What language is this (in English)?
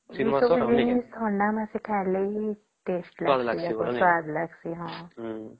Odia